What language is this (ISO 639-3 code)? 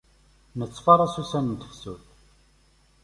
kab